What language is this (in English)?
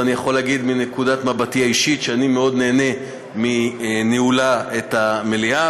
Hebrew